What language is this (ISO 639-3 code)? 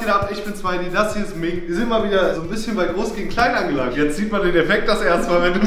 deu